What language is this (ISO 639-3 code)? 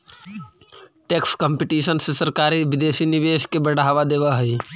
mag